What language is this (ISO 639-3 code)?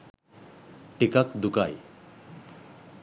sin